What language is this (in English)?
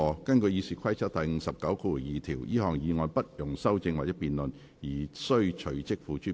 Cantonese